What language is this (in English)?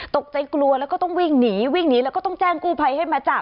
Thai